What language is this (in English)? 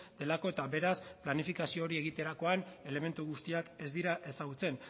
Basque